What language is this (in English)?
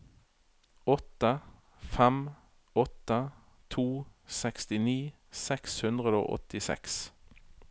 Norwegian